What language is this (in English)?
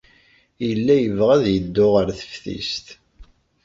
Kabyle